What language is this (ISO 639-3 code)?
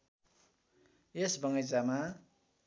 nep